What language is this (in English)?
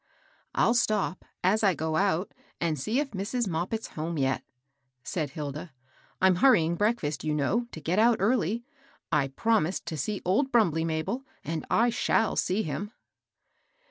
English